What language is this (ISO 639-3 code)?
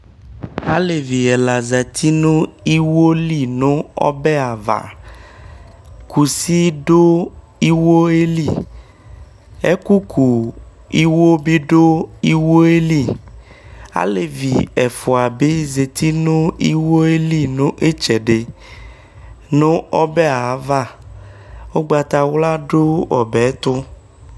kpo